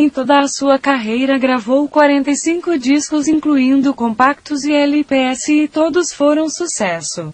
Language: Portuguese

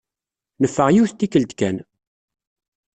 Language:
Kabyle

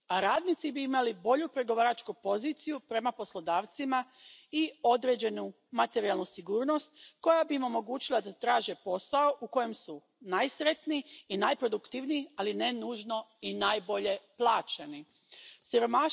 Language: Croatian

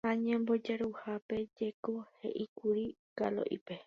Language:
Guarani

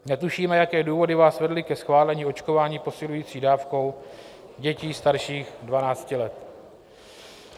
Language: Czech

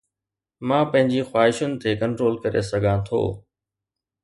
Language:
Sindhi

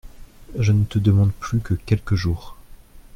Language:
French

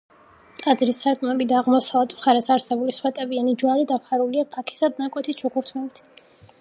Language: Georgian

